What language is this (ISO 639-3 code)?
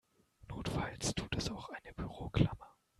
deu